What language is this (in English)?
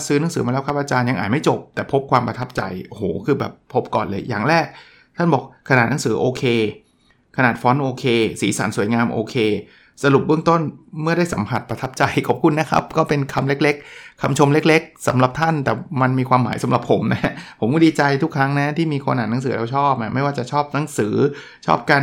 Thai